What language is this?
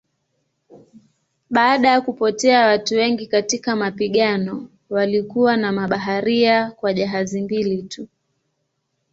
Swahili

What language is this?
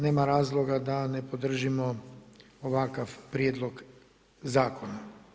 Croatian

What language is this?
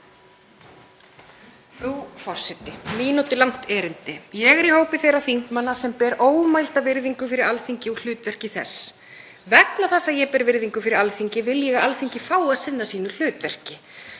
Icelandic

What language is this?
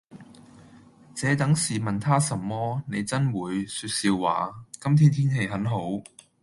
Cantonese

